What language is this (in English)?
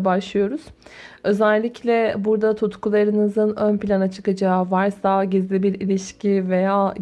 Turkish